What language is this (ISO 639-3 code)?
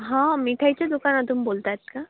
mar